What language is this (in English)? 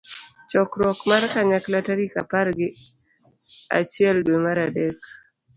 Luo (Kenya and Tanzania)